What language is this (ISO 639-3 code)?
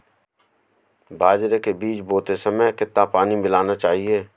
hin